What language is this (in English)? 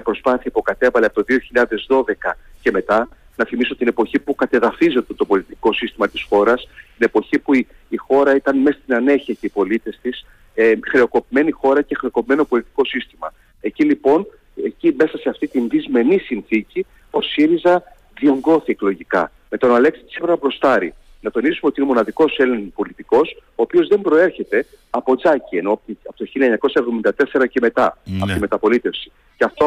Greek